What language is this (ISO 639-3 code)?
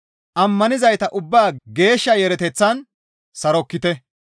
gmv